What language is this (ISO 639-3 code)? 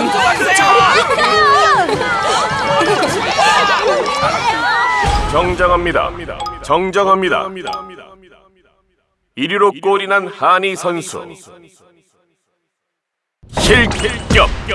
kor